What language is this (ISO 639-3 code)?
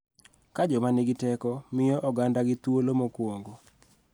luo